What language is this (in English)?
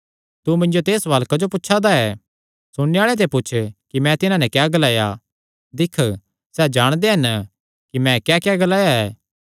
Kangri